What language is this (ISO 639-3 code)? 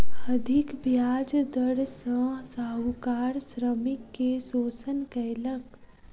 mai